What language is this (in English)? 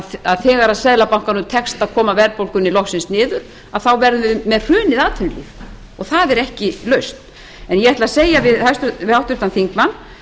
Icelandic